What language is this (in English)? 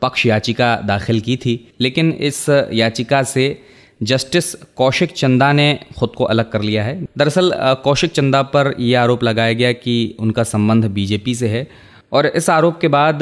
Hindi